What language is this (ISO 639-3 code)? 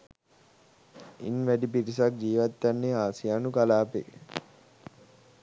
sin